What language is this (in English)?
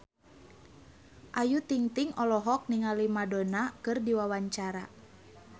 Sundanese